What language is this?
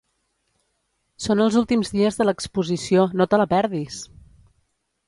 Catalan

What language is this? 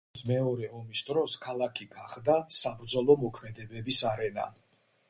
Georgian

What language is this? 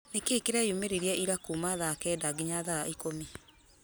Kikuyu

